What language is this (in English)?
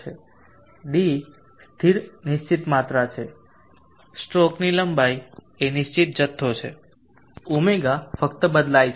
Gujarati